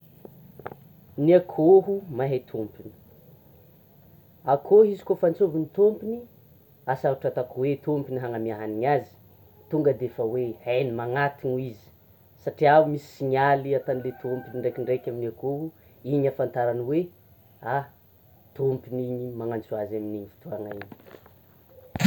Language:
Tsimihety Malagasy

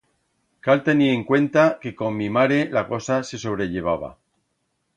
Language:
Aragonese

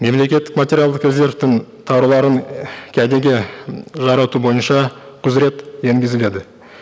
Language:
Kazakh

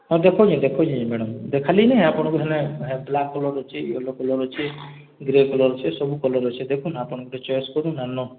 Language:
Odia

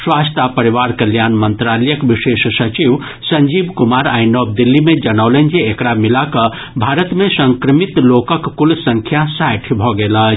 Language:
Maithili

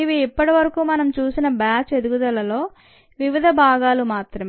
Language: Telugu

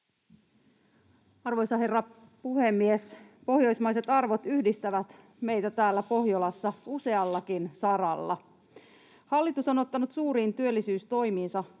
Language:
Finnish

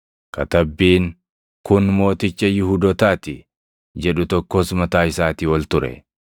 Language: Oromo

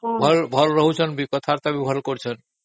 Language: Odia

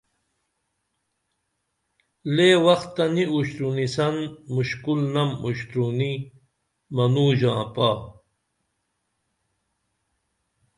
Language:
Dameli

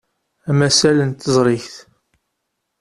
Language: Kabyle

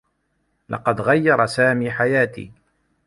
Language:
Arabic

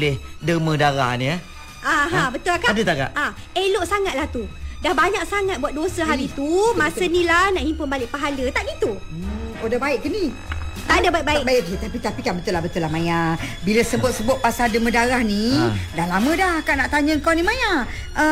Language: Malay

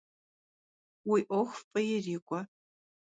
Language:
Kabardian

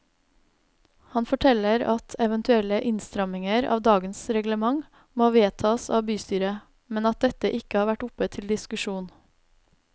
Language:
Norwegian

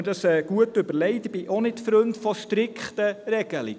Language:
Swiss German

